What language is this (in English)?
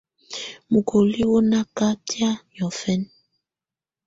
Tunen